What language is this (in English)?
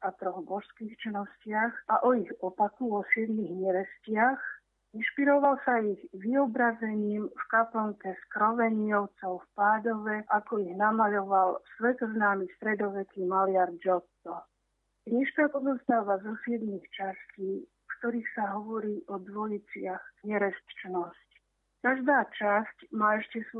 Slovak